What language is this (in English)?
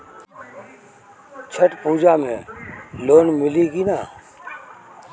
Bhojpuri